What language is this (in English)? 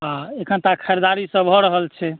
Maithili